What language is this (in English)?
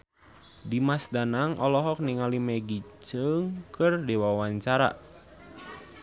Sundanese